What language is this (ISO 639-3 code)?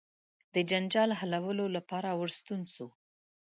pus